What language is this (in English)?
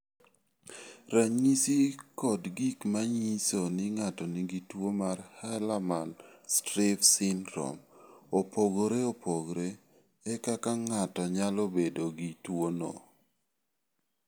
Luo (Kenya and Tanzania)